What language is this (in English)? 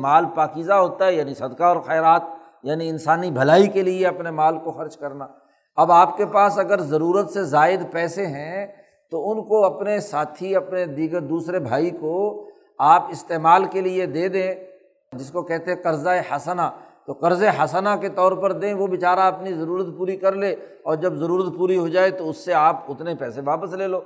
Urdu